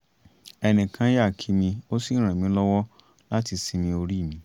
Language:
Yoruba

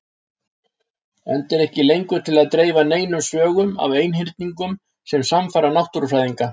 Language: Icelandic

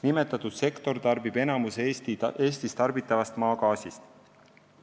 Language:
Estonian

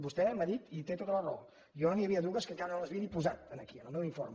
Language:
Catalan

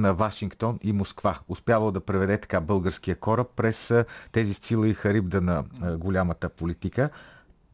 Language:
Bulgarian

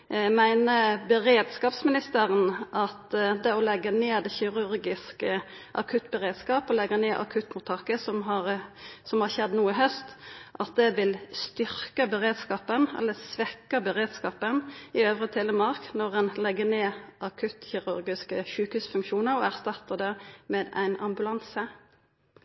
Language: Norwegian Nynorsk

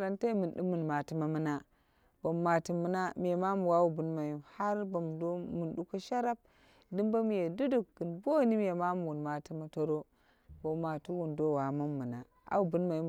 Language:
Dera (Nigeria)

